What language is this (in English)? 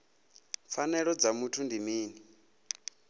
Venda